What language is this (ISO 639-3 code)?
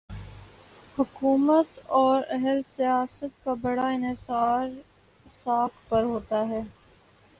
urd